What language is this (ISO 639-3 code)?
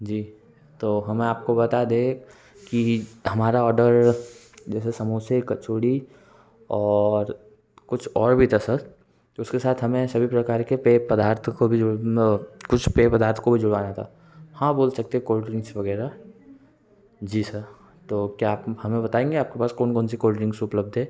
hin